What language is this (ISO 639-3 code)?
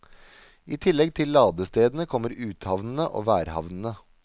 nor